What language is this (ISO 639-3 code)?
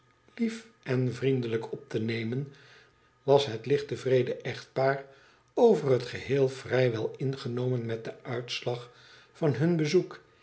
nld